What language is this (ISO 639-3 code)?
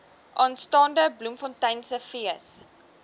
afr